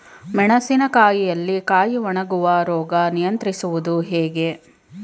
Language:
Kannada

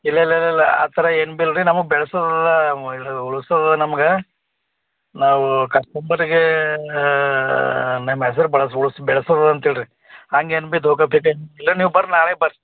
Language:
Kannada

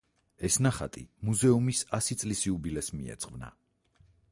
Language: Georgian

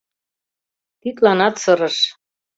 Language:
Mari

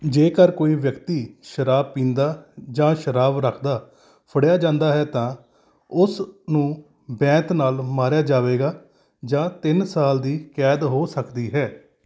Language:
Punjabi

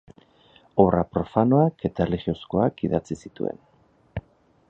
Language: Basque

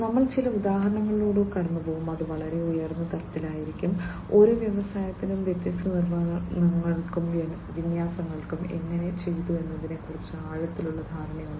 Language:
Malayalam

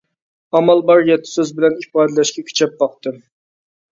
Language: Uyghur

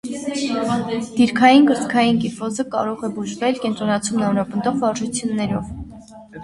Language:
Armenian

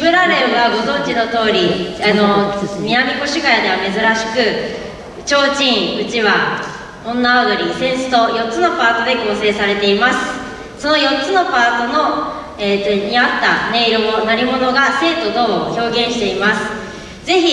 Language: Japanese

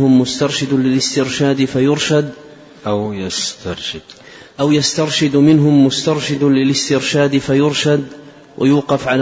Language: Arabic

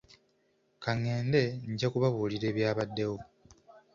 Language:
Ganda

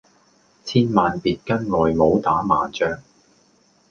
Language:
Cantonese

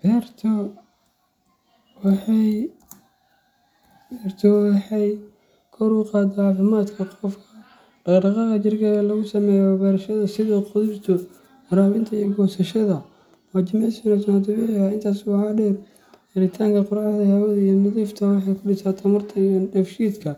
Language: Somali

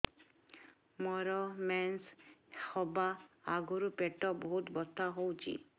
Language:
Odia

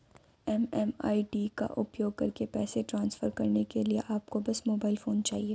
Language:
Hindi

